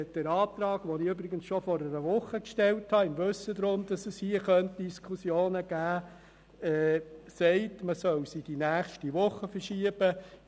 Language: Swiss German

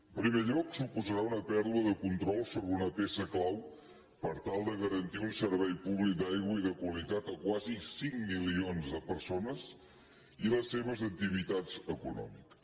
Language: Catalan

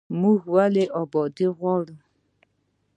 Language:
Pashto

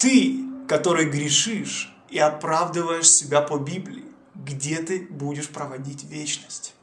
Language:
Russian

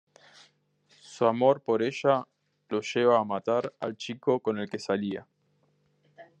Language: Spanish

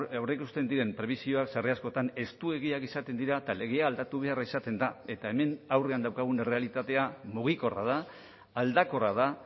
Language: Basque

